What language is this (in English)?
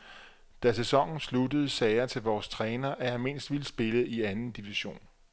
Danish